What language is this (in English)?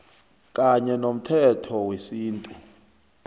South Ndebele